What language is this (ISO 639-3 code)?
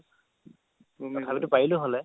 asm